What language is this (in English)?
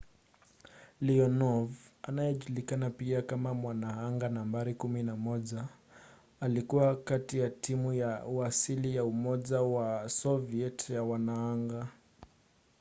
Swahili